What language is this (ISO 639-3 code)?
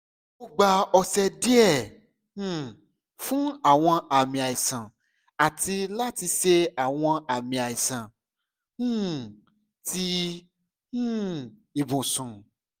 yor